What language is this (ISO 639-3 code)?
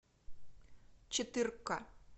rus